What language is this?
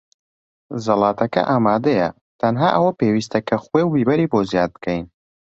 Central Kurdish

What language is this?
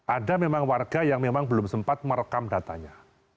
Indonesian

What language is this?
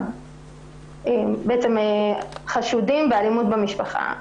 Hebrew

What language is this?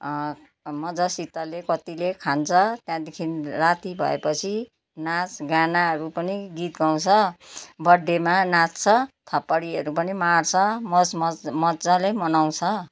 Nepali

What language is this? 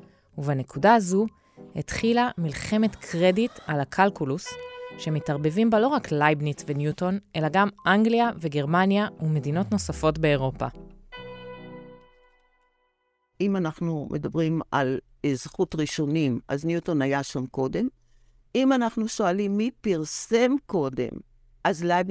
Hebrew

